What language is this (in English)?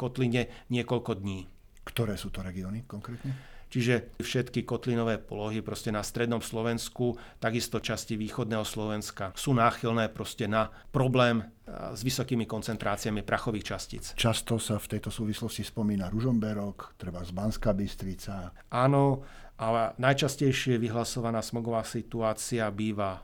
Slovak